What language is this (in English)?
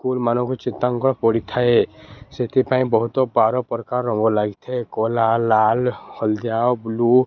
Odia